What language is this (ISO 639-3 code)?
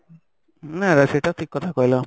ori